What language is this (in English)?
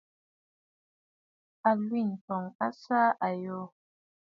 Bafut